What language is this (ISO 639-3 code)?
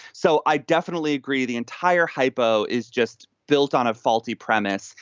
eng